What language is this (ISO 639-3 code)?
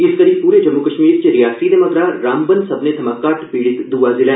doi